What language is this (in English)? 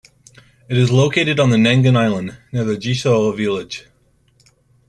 English